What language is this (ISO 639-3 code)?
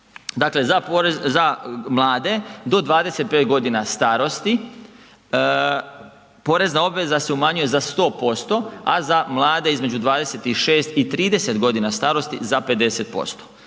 hrv